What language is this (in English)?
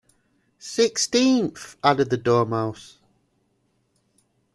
English